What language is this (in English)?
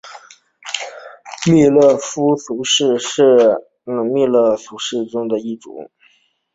Chinese